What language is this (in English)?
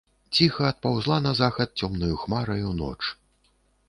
Belarusian